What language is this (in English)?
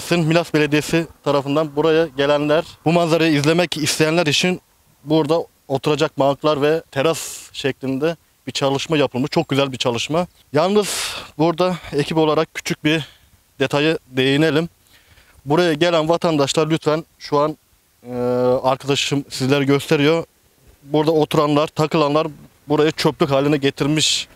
Turkish